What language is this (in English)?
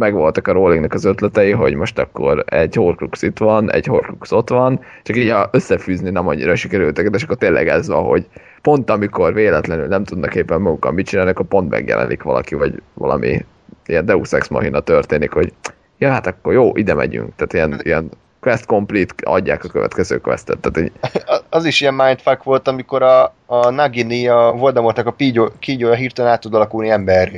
Hungarian